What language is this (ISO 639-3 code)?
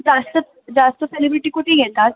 mar